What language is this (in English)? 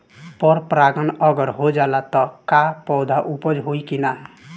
Bhojpuri